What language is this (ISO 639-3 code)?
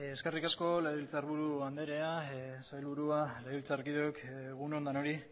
eus